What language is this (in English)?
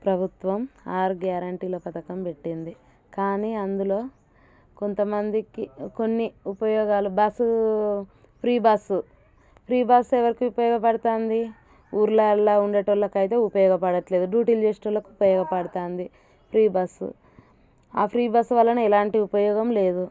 Telugu